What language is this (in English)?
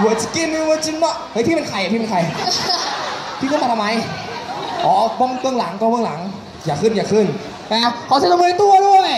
Thai